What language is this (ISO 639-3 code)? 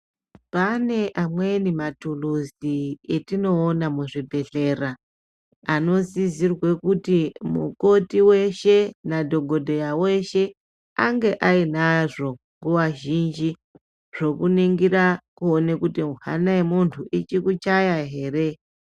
ndc